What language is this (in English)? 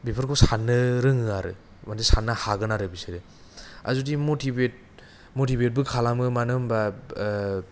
Bodo